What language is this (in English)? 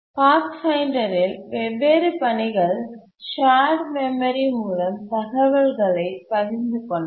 Tamil